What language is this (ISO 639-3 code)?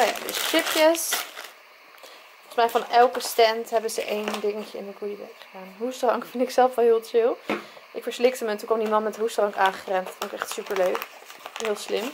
nld